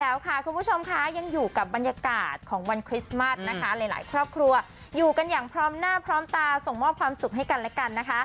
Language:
Thai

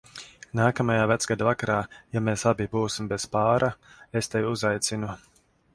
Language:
Latvian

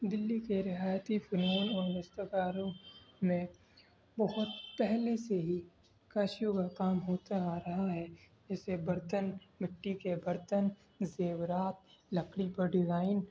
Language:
Urdu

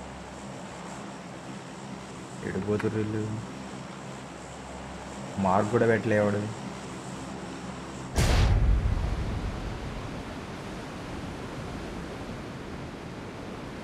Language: English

